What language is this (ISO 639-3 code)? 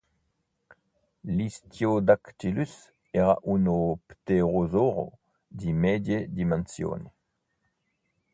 ita